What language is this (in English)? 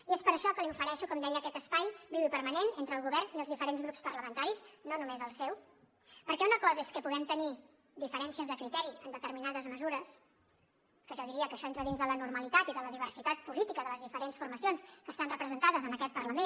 Catalan